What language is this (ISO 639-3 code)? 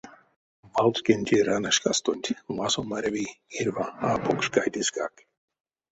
myv